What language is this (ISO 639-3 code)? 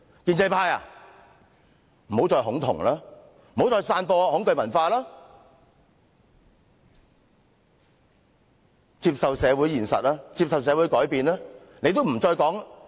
yue